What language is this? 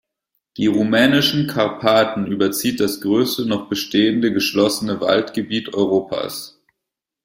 German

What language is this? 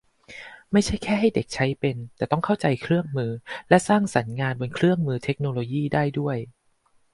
Thai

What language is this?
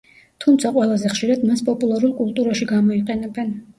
Georgian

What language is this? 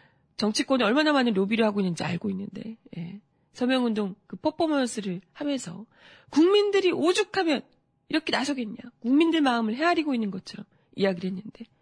Korean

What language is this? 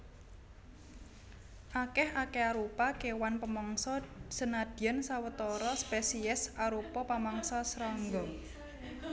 Javanese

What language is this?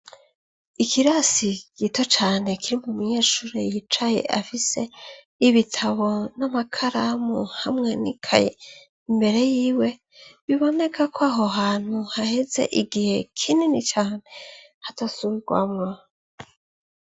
Rundi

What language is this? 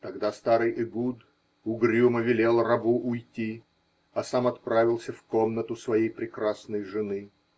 Russian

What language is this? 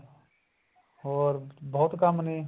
Punjabi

